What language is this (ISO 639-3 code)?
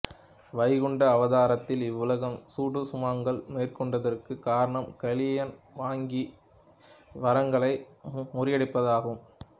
tam